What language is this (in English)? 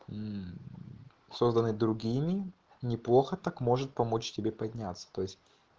Russian